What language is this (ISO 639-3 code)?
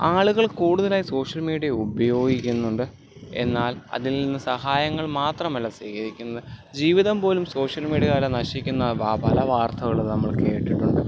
mal